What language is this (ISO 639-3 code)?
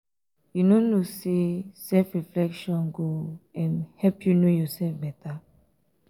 pcm